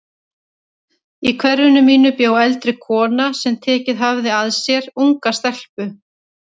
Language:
Icelandic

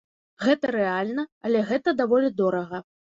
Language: Belarusian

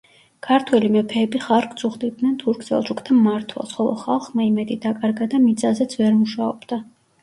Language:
Georgian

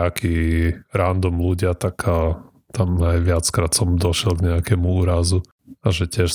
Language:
Slovak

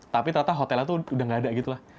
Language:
Indonesian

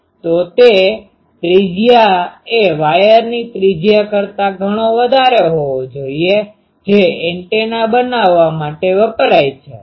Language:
Gujarati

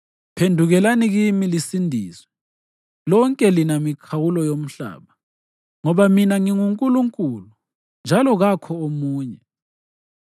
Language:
North Ndebele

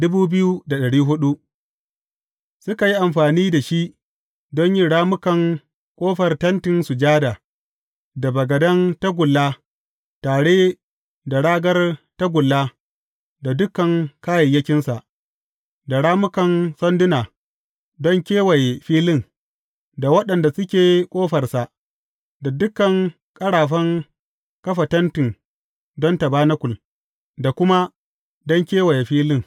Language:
Hausa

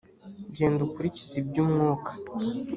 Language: Kinyarwanda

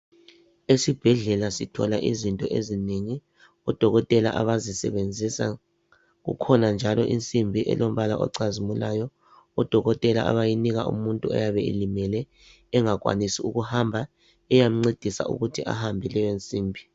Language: North Ndebele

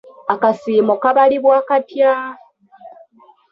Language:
Ganda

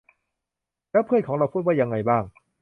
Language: Thai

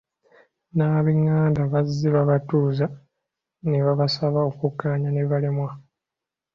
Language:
Ganda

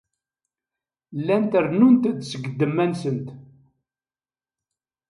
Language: Kabyle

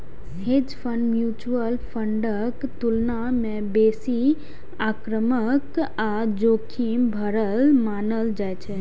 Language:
Maithili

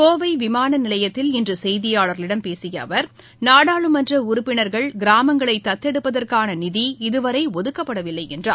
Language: Tamil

